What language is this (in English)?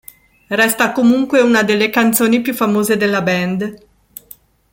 Italian